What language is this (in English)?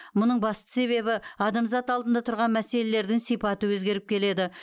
Kazakh